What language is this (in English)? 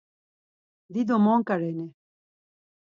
Laz